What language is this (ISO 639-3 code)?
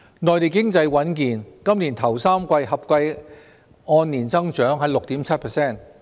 yue